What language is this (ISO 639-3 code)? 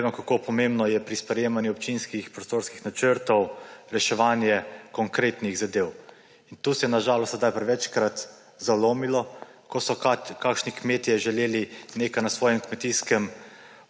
slv